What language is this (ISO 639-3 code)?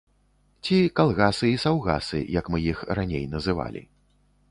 bel